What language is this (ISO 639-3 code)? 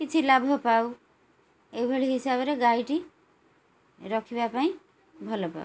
ori